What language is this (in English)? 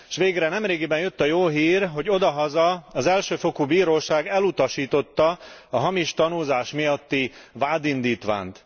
Hungarian